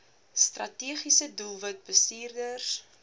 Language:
Afrikaans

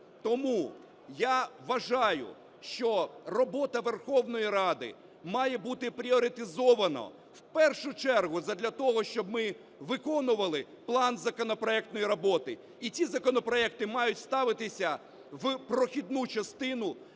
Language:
Ukrainian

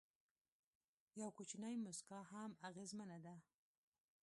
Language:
Pashto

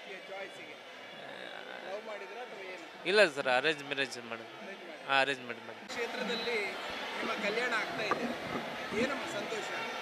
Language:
Kannada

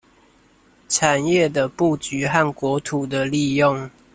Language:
Chinese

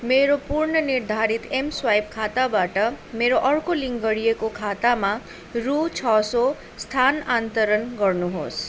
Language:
Nepali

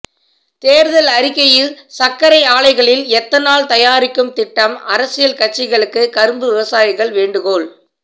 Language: Tamil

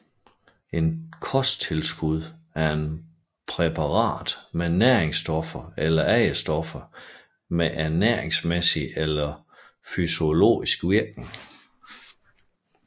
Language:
Danish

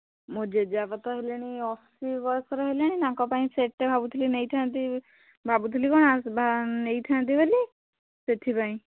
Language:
Odia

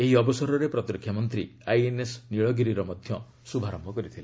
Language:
Odia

